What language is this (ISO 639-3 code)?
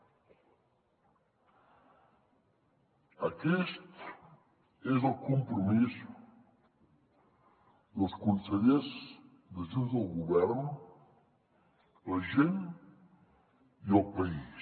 cat